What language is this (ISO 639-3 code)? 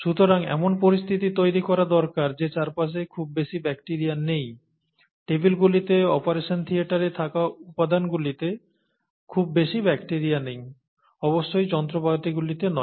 ben